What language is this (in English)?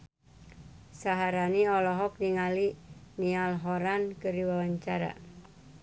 Sundanese